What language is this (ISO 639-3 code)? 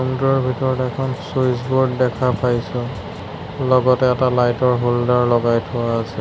asm